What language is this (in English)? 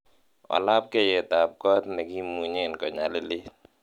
Kalenjin